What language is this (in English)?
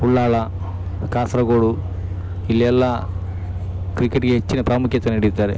Kannada